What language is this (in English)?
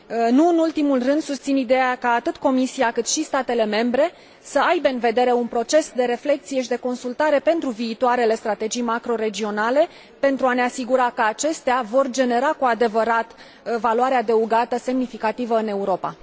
Romanian